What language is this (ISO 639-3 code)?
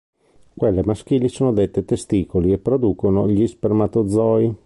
ita